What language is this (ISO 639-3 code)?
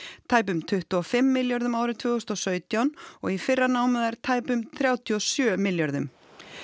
isl